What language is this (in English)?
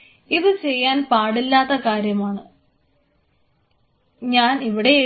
Malayalam